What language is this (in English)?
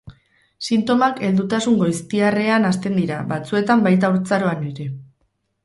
Basque